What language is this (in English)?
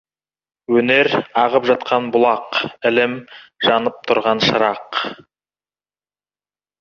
Kazakh